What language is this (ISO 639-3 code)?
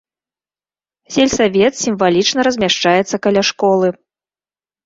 bel